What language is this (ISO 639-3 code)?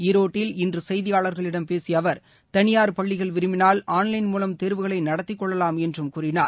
tam